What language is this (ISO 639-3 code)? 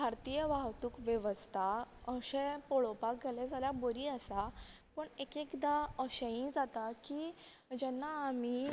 kok